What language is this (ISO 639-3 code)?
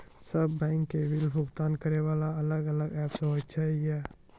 mai